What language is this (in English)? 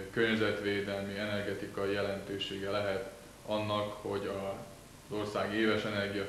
Hungarian